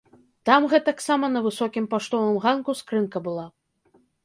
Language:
Belarusian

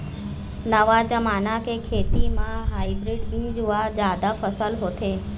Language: Chhattisgarhi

